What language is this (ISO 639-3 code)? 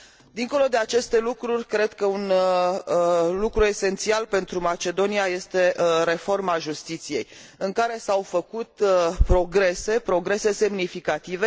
ron